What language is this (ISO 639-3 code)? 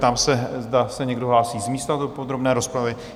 ces